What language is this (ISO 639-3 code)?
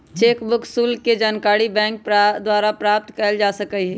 mag